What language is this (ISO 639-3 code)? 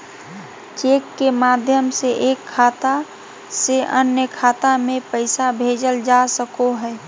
mag